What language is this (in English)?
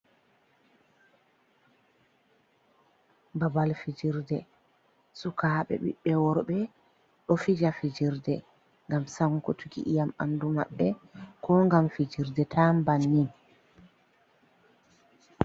Fula